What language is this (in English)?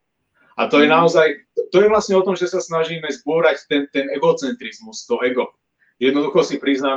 Slovak